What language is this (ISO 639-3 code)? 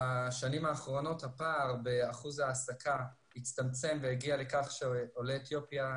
heb